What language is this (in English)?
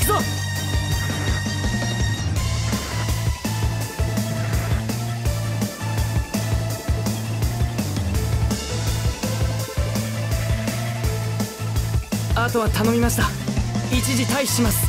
Japanese